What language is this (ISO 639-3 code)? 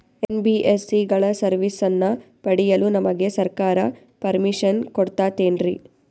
kan